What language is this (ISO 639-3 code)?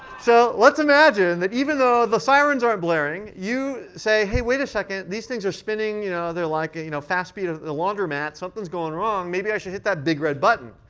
eng